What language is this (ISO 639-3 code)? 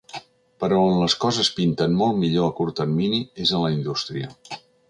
cat